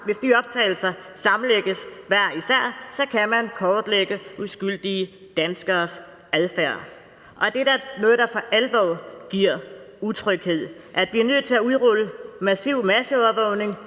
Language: Danish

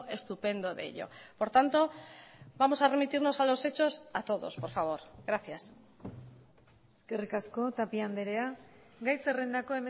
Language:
Spanish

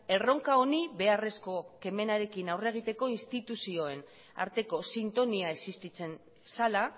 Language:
Basque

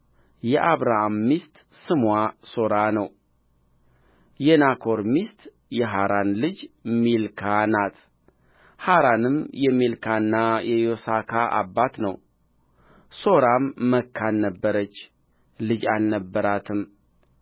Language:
Amharic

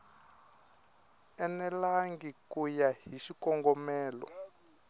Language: Tsonga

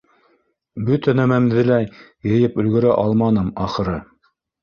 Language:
Bashkir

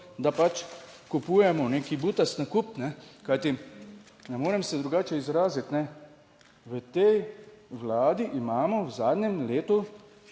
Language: Slovenian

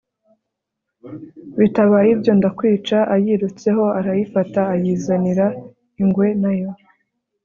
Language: Kinyarwanda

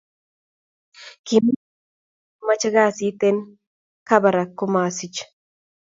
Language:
Kalenjin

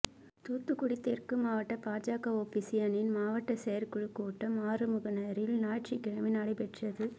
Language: Tamil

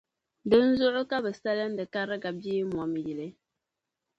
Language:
Dagbani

